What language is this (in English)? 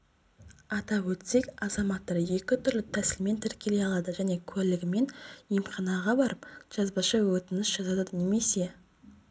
Kazakh